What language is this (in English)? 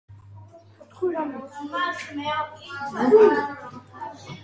Georgian